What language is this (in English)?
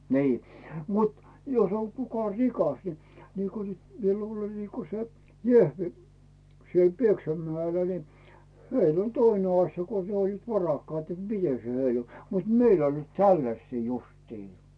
Finnish